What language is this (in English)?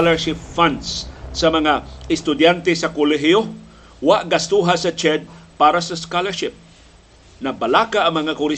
Filipino